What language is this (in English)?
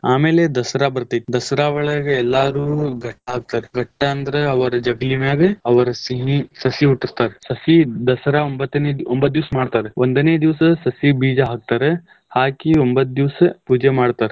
Kannada